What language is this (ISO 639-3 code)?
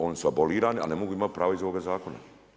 hrv